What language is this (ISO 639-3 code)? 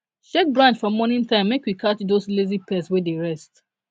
pcm